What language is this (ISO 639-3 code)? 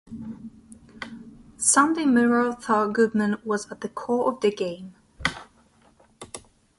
eng